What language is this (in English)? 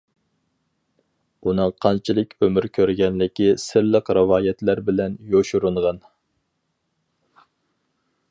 Uyghur